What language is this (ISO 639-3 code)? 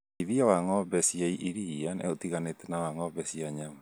kik